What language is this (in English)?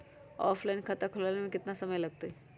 Magahi